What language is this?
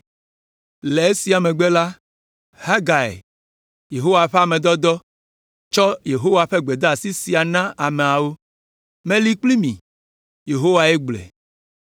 Ewe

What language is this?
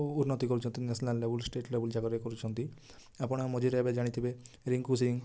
Odia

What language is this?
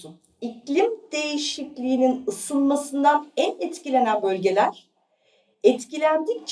Turkish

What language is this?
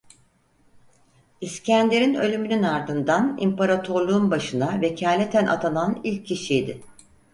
Turkish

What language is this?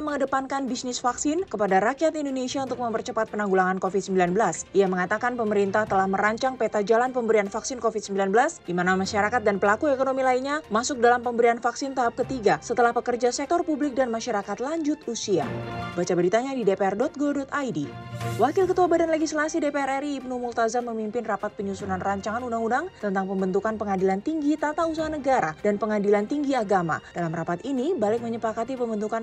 Indonesian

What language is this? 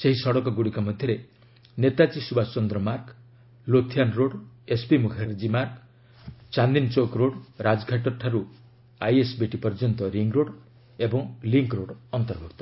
Odia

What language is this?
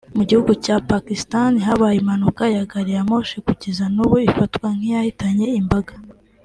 Kinyarwanda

